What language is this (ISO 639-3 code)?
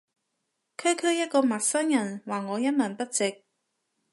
yue